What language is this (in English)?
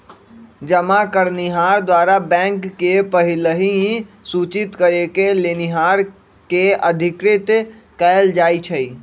Magahi